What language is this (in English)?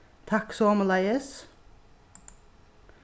Faroese